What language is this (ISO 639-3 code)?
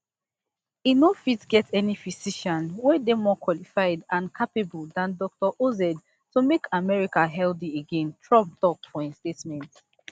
pcm